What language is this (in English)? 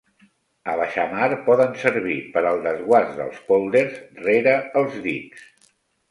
Catalan